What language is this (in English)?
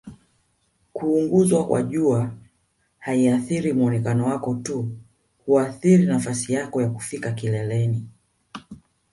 Swahili